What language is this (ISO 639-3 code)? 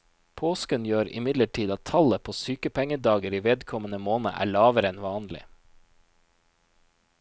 nor